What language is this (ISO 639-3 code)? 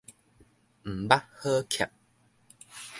nan